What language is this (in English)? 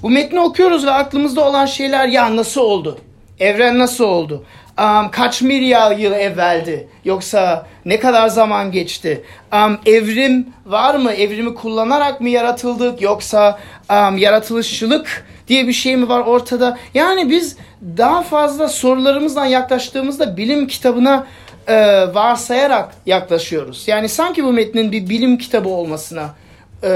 Turkish